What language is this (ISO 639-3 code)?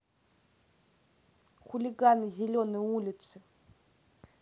rus